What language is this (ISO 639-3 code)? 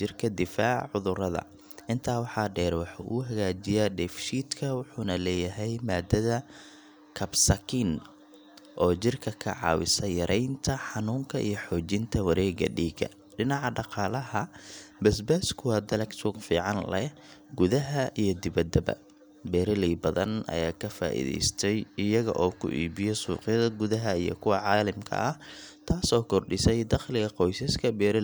som